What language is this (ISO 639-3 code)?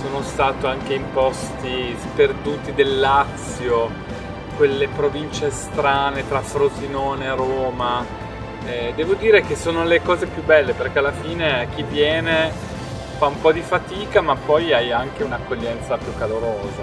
ita